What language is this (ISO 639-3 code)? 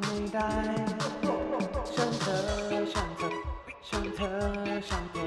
tha